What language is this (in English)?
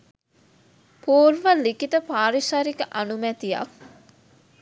Sinhala